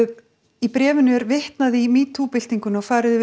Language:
Icelandic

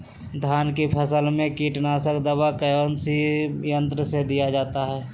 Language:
Magahi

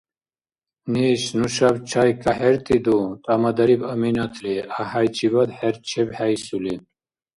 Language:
Dargwa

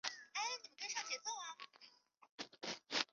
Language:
Chinese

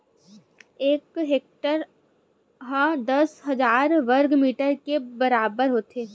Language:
Chhattisgarhi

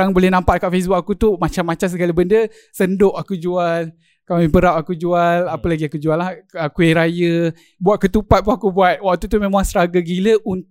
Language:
Malay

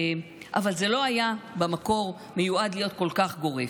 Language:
Hebrew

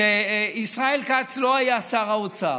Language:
Hebrew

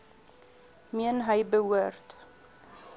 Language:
Afrikaans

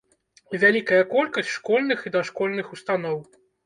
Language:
Belarusian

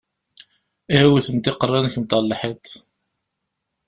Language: Kabyle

